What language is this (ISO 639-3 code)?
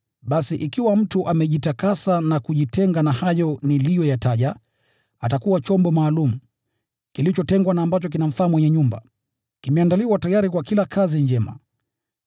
swa